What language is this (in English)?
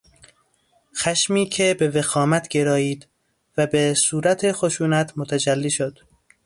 Persian